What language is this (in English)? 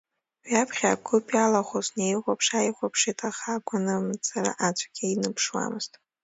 Abkhazian